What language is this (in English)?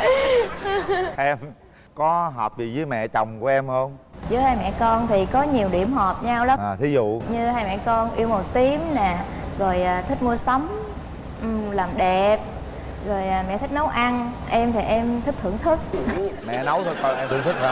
Vietnamese